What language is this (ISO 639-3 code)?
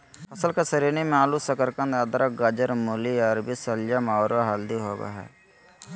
mag